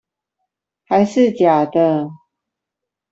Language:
Chinese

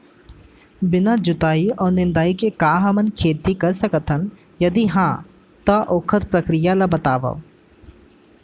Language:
Chhattisgarhi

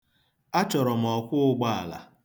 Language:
Igbo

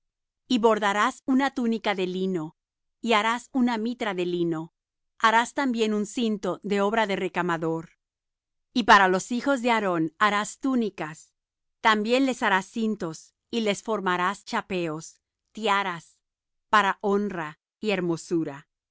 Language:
Spanish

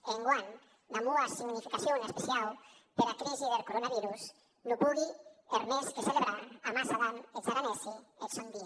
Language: Catalan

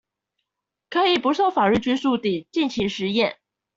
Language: Chinese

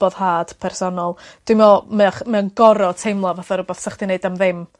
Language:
Welsh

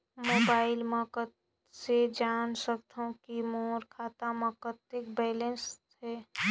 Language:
Chhattisgarhi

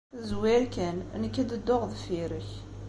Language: Kabyle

